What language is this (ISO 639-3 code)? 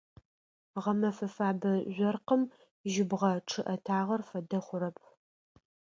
ady